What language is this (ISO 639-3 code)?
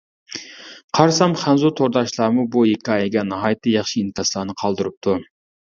uig